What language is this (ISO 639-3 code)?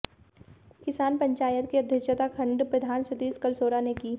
hin